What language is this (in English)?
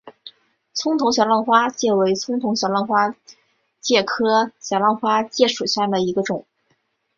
Chinese